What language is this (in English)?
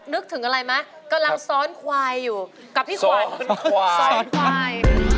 Thai